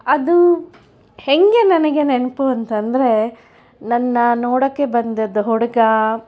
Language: Kannada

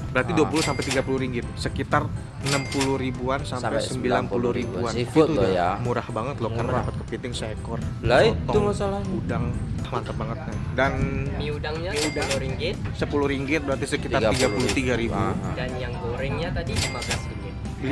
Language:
Indonesian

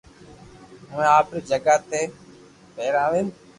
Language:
Loarki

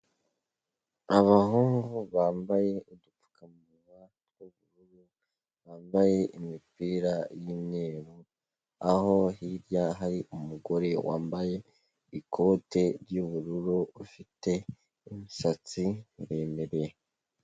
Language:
Kinyarwanda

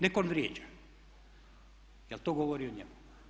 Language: Croatian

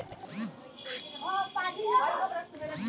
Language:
Bhojpuri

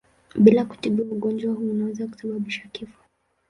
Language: Swahili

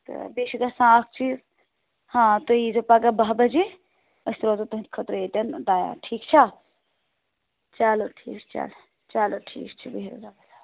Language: Kashmiri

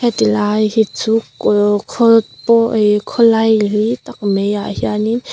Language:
Mizo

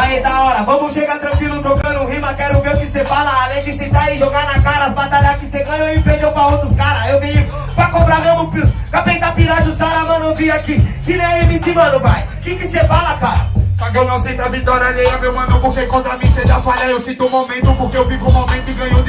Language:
Portuguese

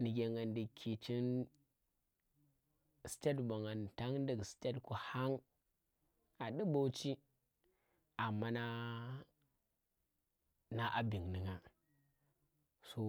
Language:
Tera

